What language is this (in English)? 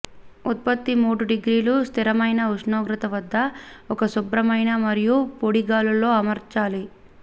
Telugu